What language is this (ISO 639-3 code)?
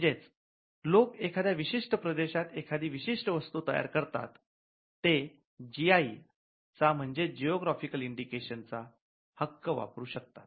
mar